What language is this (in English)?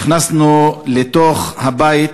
Hebrew